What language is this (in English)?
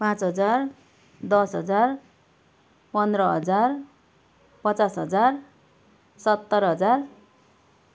Nepali